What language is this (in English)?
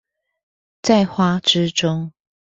Chinese